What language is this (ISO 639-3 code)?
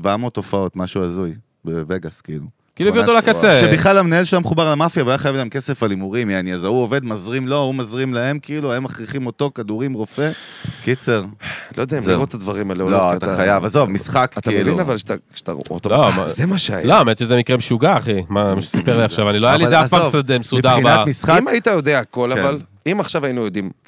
heb